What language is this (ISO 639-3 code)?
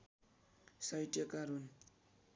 nep